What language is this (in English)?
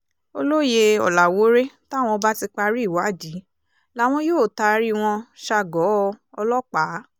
Yoruba